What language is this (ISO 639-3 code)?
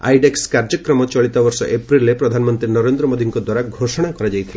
ori